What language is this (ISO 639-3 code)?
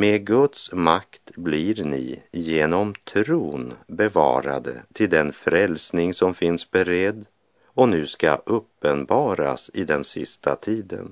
swe